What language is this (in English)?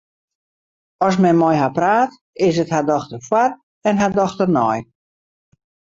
Western Frisian